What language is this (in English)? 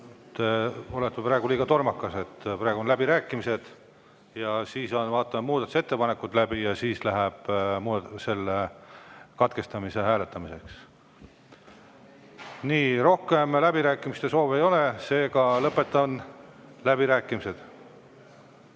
Estonian